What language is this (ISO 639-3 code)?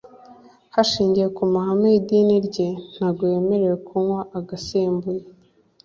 kin